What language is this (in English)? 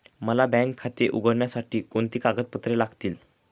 Marathi